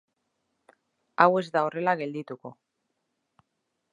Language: Basque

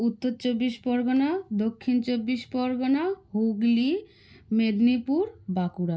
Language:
Bangla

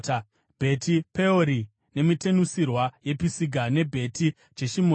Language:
Shona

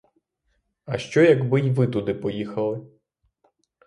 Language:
Ukrainian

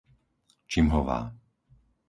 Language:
Slovak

